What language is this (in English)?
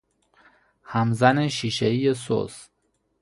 Persian